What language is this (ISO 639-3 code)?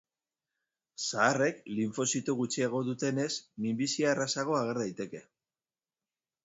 eus